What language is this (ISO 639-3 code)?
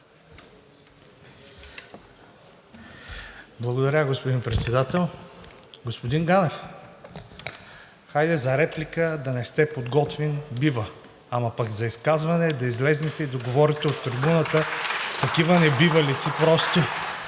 bul